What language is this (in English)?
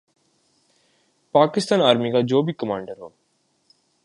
Urdu